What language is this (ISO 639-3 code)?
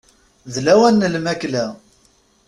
kab